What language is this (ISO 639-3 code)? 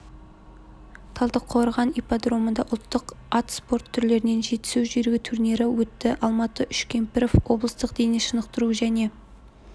kaz